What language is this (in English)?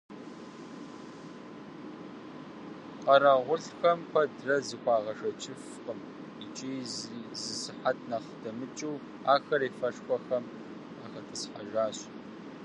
Kabardian